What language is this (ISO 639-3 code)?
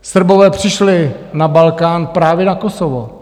ces